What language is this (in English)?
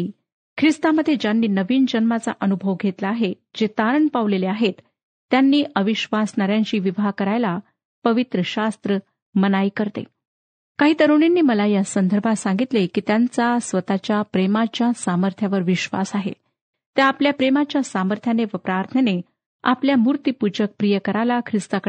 Marathi